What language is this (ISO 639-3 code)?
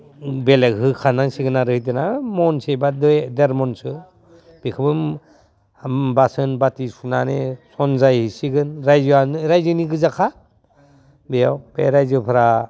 brx